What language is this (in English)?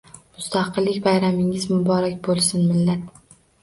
Uzbek